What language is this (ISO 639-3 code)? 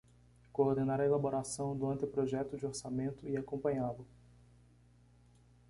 por